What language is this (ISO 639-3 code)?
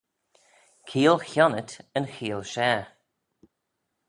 glv